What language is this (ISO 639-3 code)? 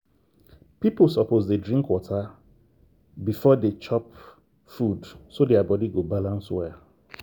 pcm